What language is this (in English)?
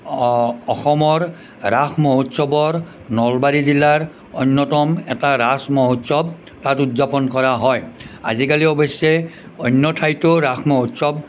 Assamese